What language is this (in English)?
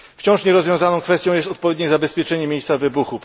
Polish